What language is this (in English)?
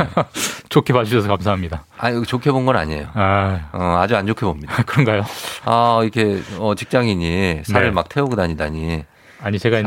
Korean